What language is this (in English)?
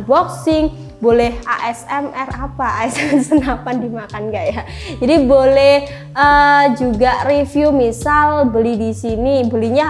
Indonesian